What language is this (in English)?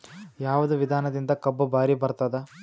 Kannada